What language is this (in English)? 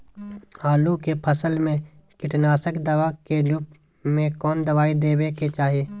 Magahi